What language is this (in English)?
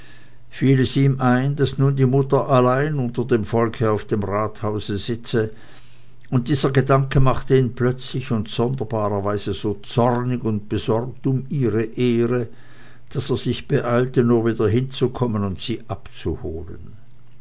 German